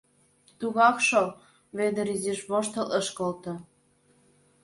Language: Mari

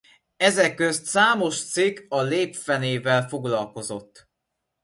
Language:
Hungarian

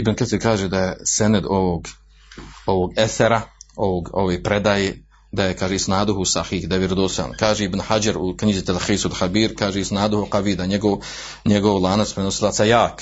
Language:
Croatian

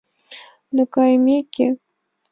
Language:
Mari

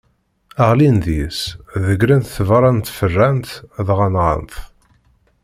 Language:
Kabyle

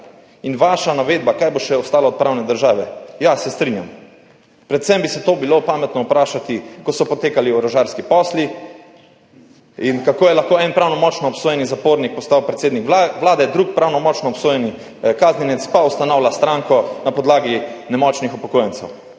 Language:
Slovenian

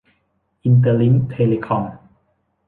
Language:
Thai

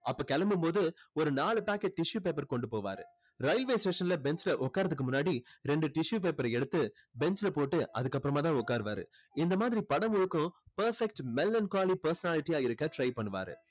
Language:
Tamil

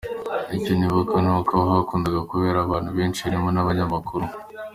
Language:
Kinyarwanda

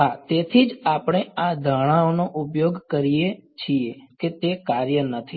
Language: Gujarati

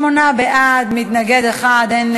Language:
Hebrew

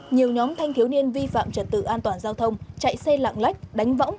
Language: Vietnamese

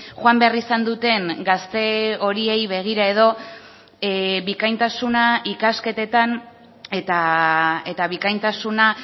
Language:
Basque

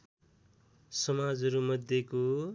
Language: Nepali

